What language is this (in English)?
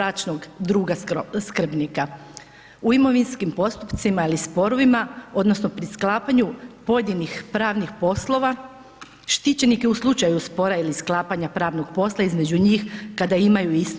Croatian